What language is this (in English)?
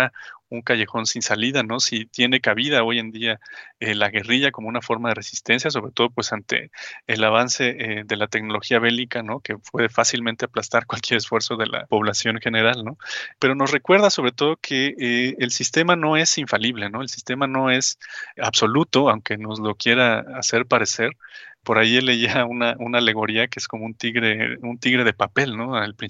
Spanish